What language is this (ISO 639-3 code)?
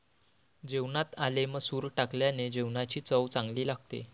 mar